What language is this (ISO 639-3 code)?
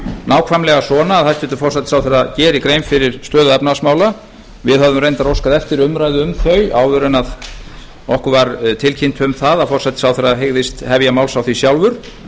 isl